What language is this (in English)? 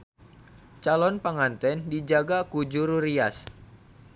Sundanese